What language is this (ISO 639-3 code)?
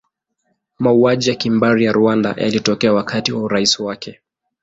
swa